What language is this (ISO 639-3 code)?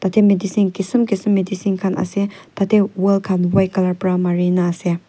nag